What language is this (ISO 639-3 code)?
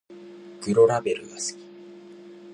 jpn